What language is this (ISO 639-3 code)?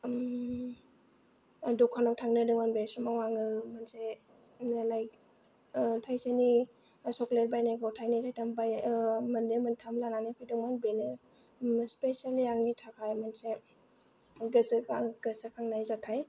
brx